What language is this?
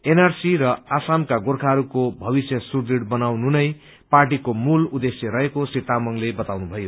Nepali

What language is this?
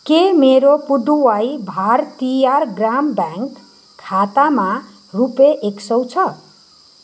Nepali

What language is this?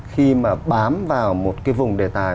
Vietnamese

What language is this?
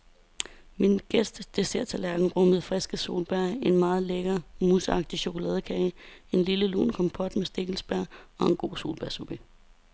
Danish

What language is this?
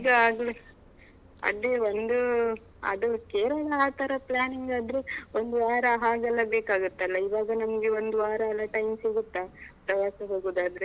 Kannada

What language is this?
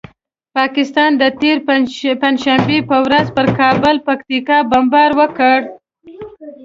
Pashto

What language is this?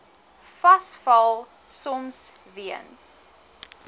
Afrikaans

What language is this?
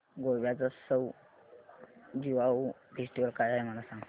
Marathi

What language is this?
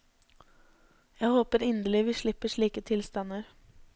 Norwegian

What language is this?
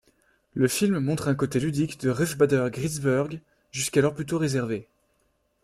French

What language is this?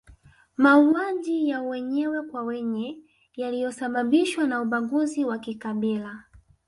Swahili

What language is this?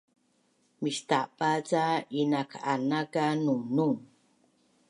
Bunun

